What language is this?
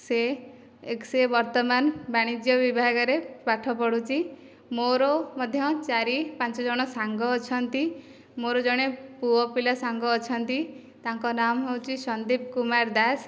Odia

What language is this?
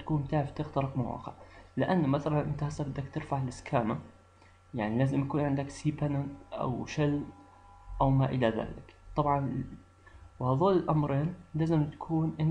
Arabic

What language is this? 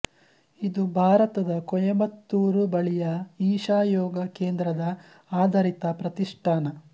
Kannada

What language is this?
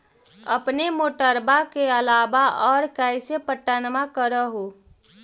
Magahi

